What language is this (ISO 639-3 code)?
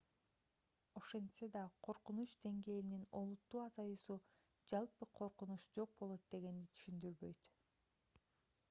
kir